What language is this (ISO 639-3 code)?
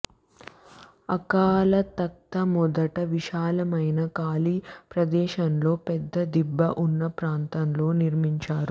tel